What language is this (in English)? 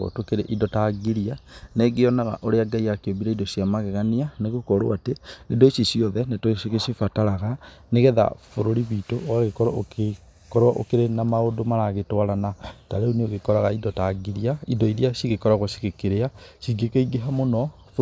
Kikuyu